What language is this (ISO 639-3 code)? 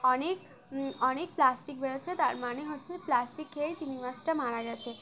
ben